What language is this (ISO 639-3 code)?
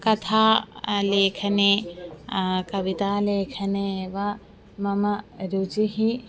san